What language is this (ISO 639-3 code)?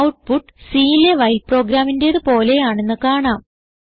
mal